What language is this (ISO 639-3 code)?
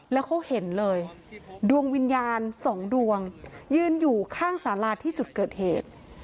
tha